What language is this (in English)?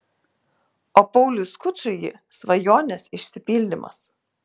Lithuanian